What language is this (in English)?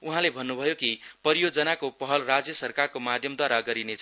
Nepali